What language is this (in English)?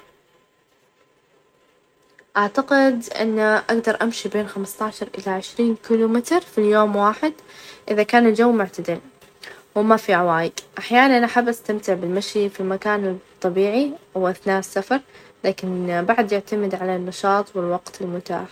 Najdi Arabic